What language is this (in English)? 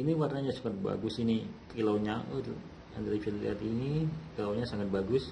Indonesian